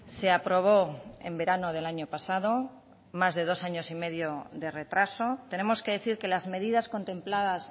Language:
Spanish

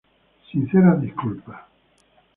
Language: Spanish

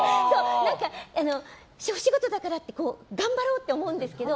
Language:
Japanese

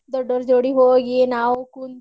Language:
Kannada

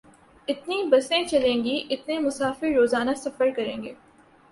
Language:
Urdu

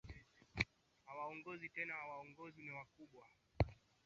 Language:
Swahili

